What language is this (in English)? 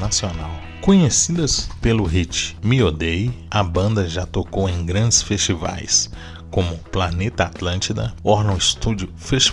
Portuguese